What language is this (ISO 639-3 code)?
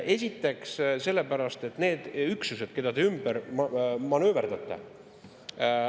est